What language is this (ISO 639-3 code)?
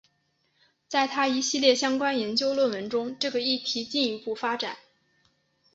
zho